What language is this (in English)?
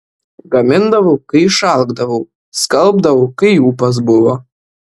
Lithuanian